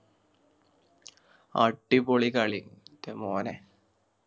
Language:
Malayalam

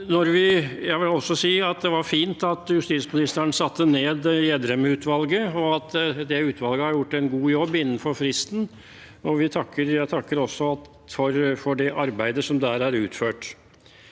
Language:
Norwegian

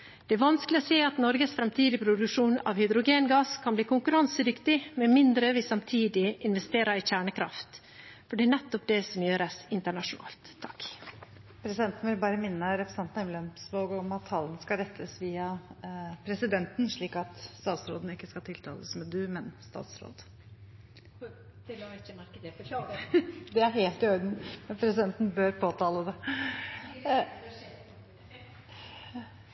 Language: Norwegian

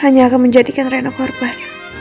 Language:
Indonesian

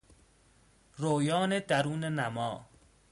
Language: Persian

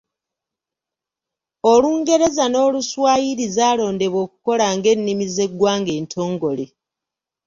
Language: Ganda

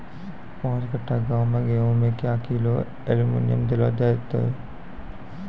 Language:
Maithili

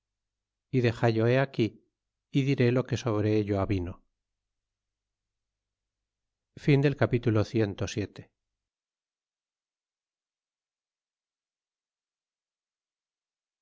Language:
Spanish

